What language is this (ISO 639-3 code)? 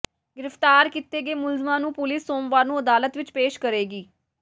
pan